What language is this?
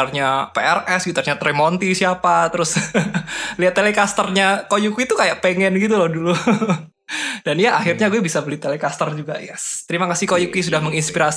Indonesian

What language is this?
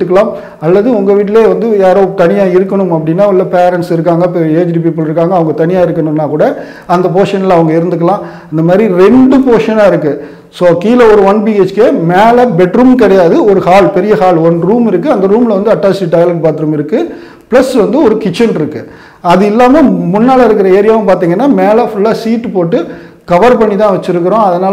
Arabic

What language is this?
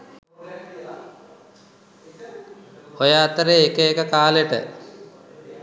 Sinhala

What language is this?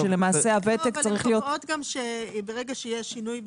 Hebrew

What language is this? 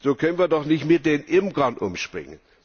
German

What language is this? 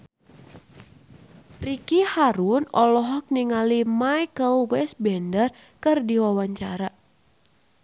Sundanese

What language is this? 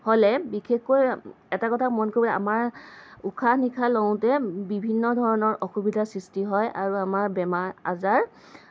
Assamese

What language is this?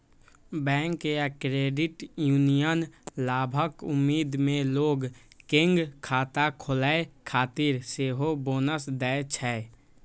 Maithili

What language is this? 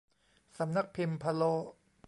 Thai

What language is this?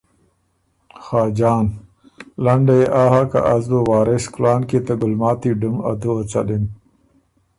Ormuri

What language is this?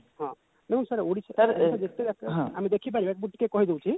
Odia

